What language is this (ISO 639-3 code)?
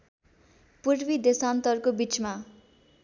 nep